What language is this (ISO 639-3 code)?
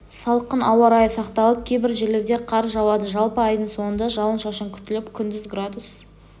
kaz